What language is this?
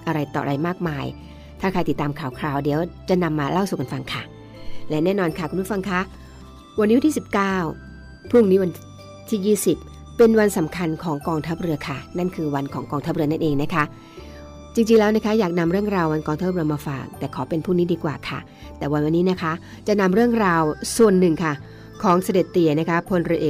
Thai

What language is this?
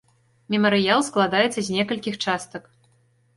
Belarusian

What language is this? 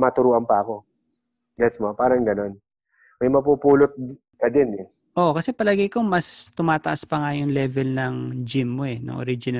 Filipino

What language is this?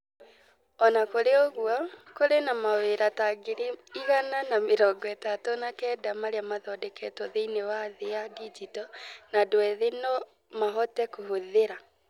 Kikuyu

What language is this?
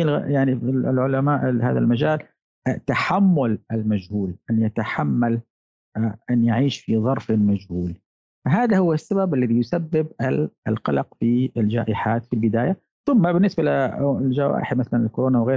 Arabic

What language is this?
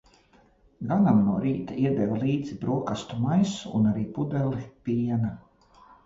Latvian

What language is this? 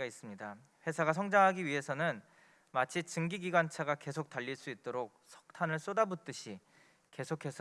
Korean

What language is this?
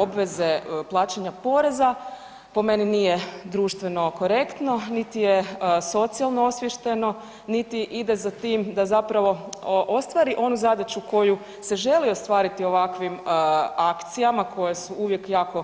Croatian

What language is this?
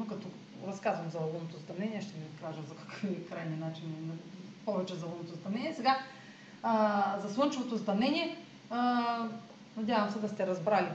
Bulgarian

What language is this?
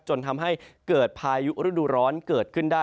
Thai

